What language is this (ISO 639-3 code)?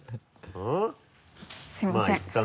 jpn